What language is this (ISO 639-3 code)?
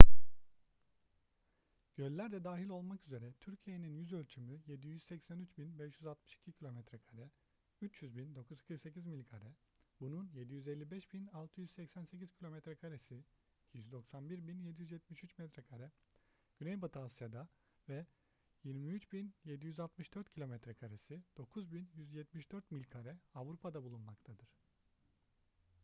tur